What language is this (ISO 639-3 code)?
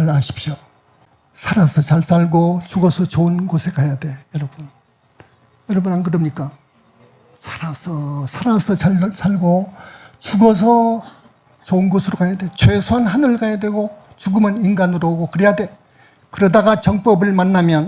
kor